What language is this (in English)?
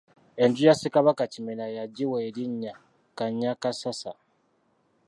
Ganda